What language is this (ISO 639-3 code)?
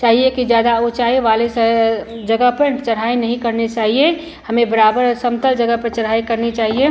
hin